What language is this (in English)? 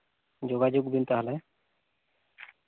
Santali